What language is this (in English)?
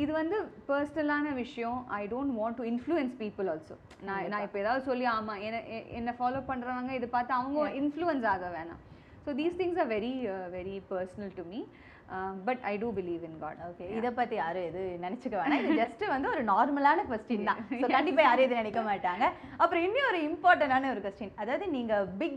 Tamil